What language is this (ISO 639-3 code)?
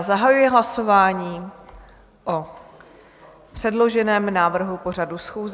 ces